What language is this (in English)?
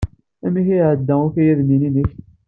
Kabyle